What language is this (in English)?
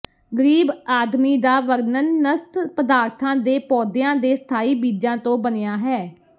Punjabi